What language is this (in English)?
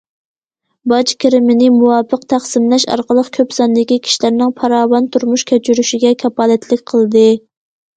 Uyghur